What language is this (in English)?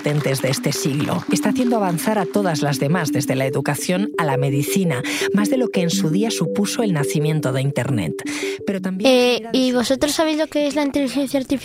Spanish